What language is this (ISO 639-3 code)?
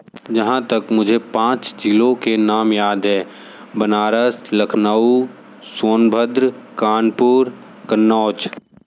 hin